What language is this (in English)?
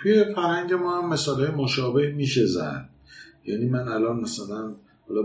Persian